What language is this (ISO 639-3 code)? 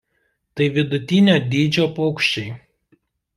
lit